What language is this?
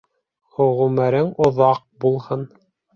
Bashkir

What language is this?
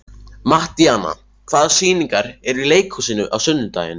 Icelandic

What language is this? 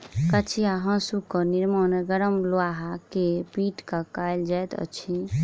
Maithili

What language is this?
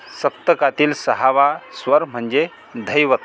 Marathi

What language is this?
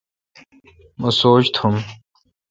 Kalkoti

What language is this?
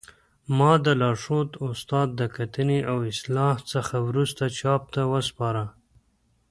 Pashto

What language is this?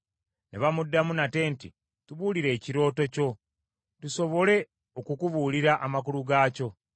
Ganda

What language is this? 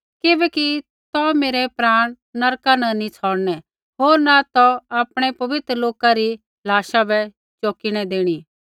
Kullu Pahari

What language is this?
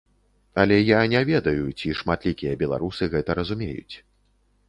Belarusian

